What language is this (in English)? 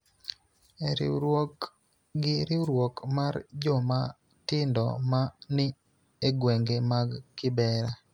Luo (Kenya and Tanzania)